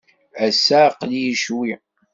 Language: Kabyle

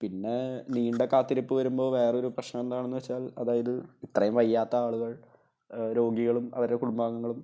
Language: Malayalam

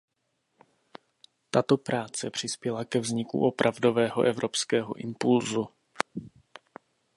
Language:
Czech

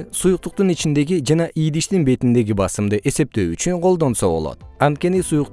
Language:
Kyrgyz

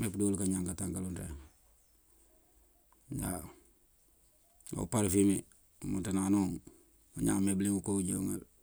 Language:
Mandjak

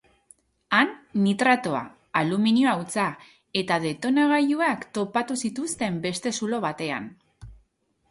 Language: Basque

